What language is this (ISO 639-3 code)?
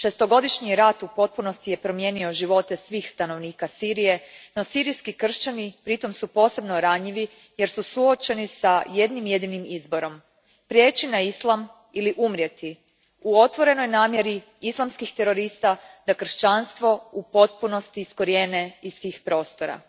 hrv